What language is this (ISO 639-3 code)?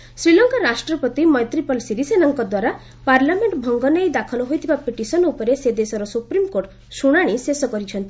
ori